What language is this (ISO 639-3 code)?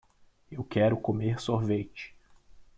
por